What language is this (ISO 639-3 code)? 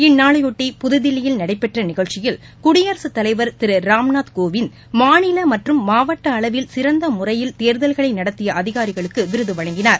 tam